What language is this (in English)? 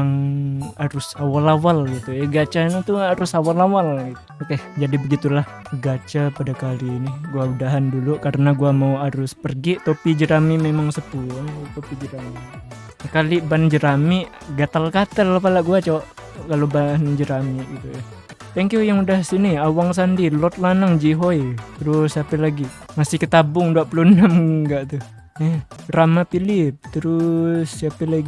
Indonesian